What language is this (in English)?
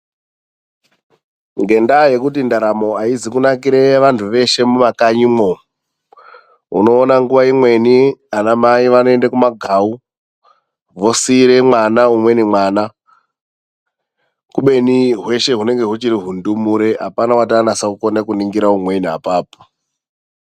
Ndau